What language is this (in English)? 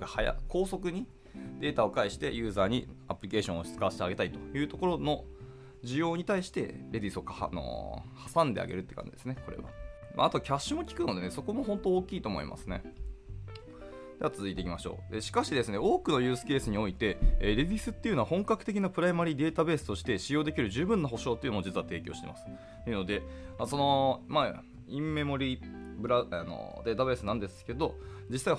Japanese